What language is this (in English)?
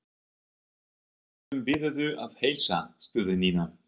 Icelandic